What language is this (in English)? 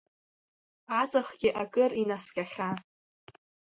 Abkhazian